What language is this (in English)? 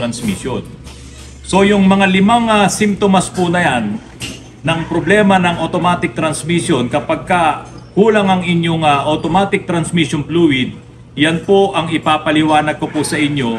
Filipino